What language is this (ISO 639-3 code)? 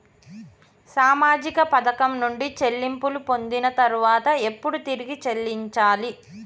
tel